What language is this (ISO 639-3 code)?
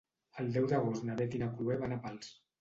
cat